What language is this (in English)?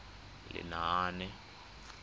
Tswana